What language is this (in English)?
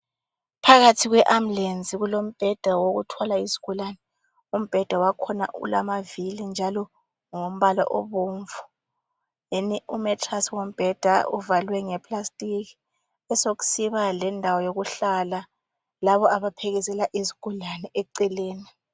North Ndebele